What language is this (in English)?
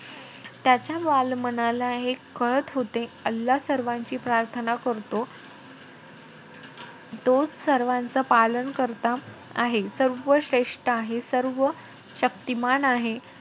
Marathi